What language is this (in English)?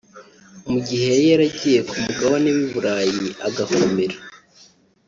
Kinyarwanda